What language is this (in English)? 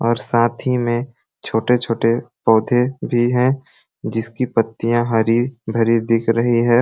Sadri